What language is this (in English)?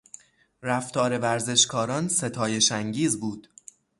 Persian